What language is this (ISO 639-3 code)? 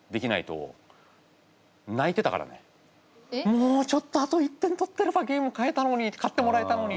jpn